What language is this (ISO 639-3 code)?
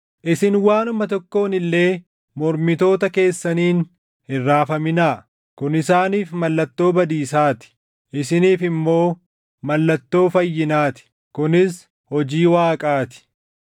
orm